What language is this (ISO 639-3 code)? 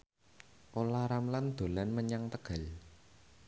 jav